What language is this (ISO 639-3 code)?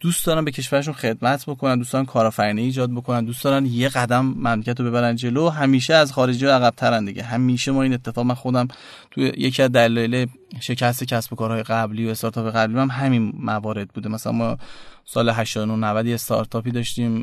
fas